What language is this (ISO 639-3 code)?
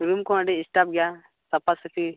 sat